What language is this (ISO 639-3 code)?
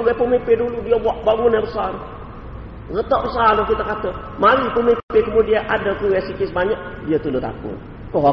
msa